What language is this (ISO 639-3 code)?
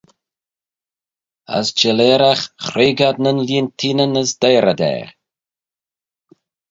glv